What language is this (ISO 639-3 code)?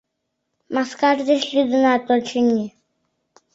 chm